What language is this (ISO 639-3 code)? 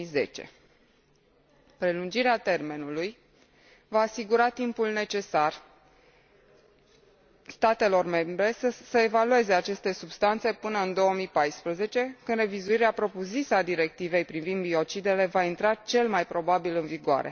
ron